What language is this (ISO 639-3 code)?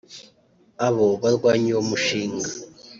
kin